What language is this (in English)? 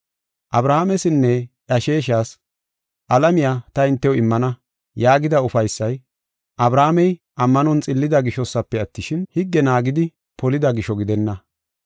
Gofa